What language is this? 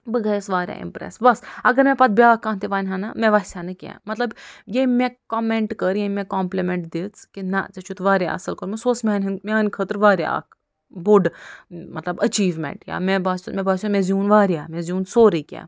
Kashmiri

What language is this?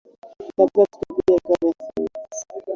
Swahili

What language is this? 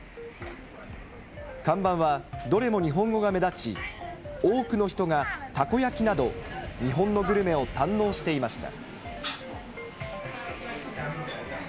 Japanese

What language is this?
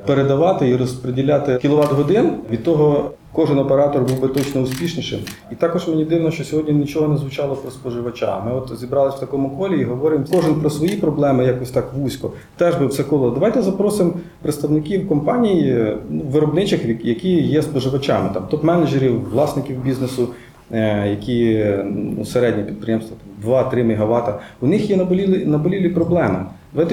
Ukrainian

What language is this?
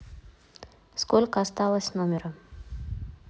Russian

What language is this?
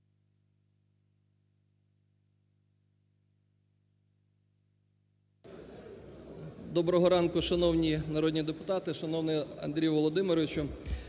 Ukrainian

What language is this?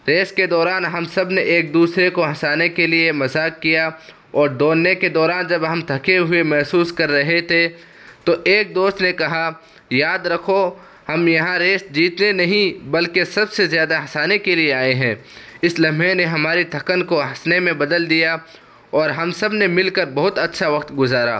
Urdu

